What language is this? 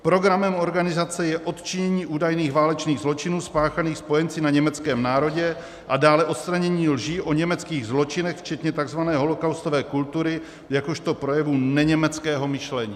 Czech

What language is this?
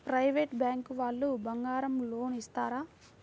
Telugu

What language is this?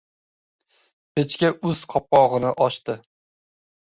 Uzbek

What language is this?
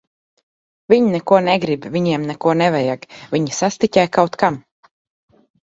Latvian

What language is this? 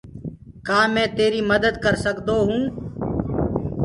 Gurgula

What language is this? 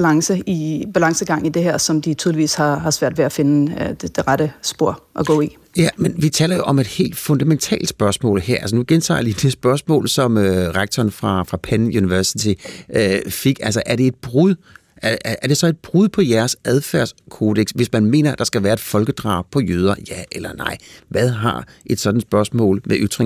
Danish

